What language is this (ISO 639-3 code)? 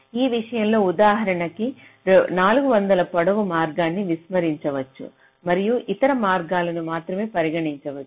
tel